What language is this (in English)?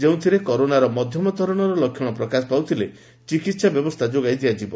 Odia